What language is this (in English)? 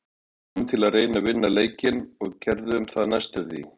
Icelandic